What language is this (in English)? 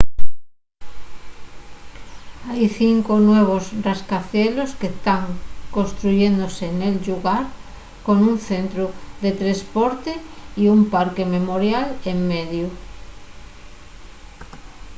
Asturian